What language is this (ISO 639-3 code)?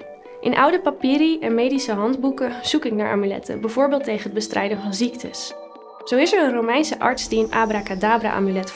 nld